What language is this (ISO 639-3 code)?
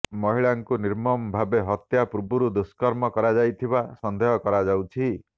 ori